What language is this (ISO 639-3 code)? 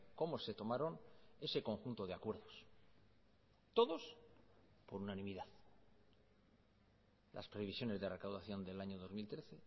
spa